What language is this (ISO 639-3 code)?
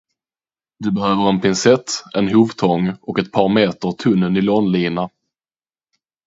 swe